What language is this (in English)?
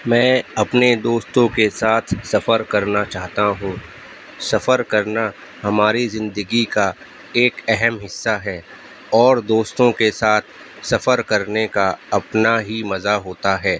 Urdu